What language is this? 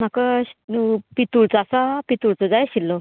Konkani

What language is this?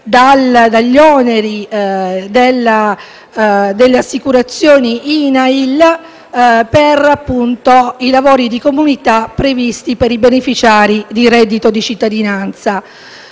Italian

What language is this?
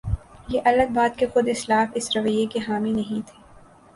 Urdu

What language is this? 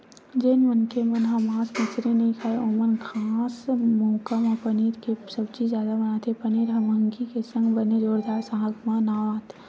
Chhattisgarhi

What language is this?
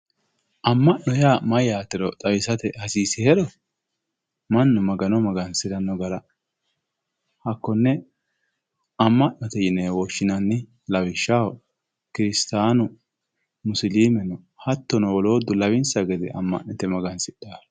Sidamo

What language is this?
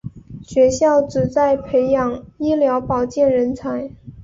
Chinese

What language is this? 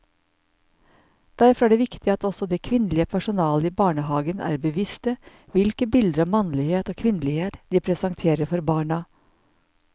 Norwegian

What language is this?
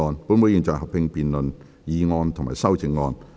Cantonese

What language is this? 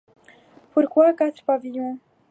French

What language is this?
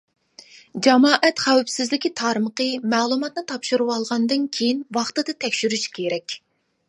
Uyghur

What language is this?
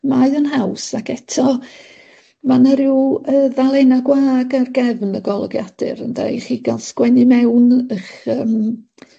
Welsh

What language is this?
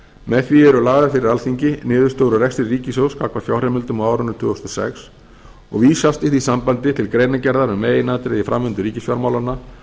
Icelandic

